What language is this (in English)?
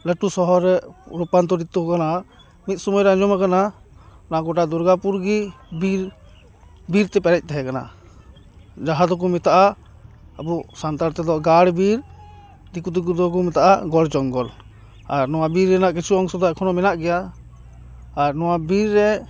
Santali